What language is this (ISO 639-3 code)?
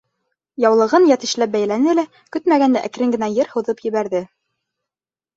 bak